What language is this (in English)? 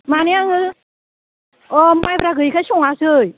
Bodo